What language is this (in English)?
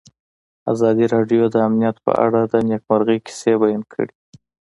Pashto